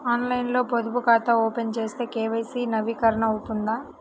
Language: Telugu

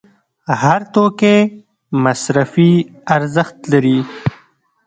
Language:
Pashto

